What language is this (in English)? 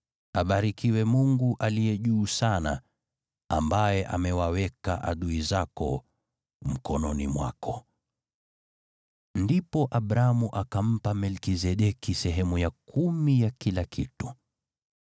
Swahili